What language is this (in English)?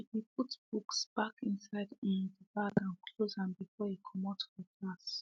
Nigerian Pidgin